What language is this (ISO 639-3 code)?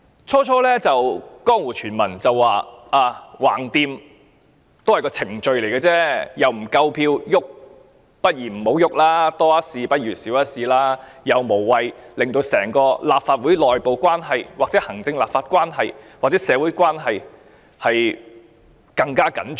yue